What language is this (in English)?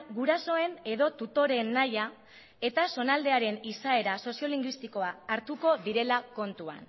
Basque